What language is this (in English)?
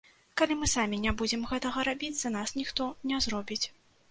Belarusian